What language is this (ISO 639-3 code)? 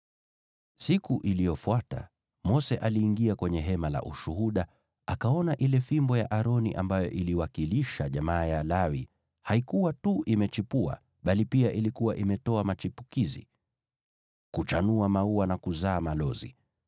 swa